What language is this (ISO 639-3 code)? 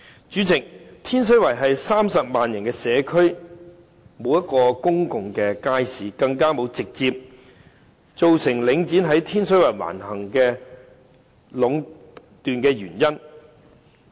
yue